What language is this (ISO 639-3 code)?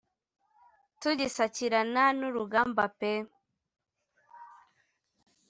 kin